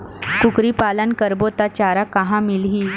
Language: Chhattisgarhi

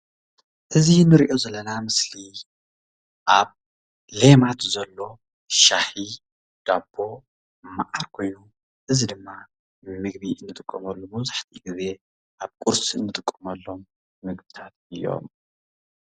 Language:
Tigrinya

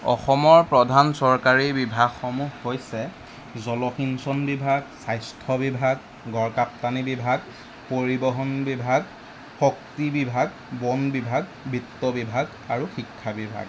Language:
Assamese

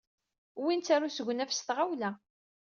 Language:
Kabyle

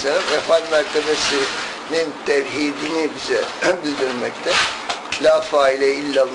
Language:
Turkish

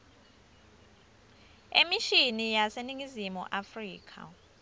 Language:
Swati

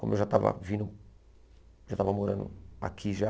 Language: Portuguese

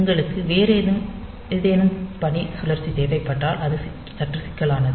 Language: Tamil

